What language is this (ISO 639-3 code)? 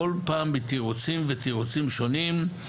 heb